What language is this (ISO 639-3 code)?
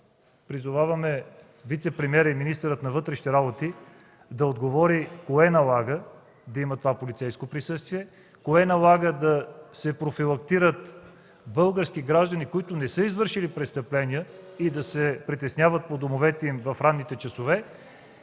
bul